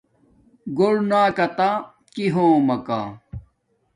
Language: Domaaki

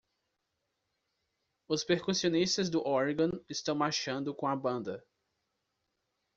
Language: Portuguese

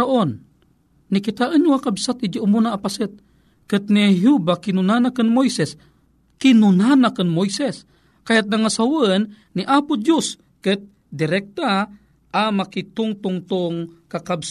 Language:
Filipino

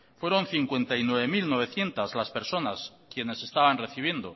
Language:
Spanish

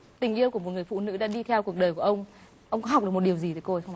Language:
Vietnamese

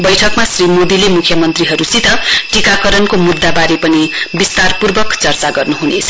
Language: Nepali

